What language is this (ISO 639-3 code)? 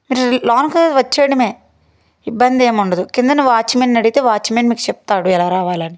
tel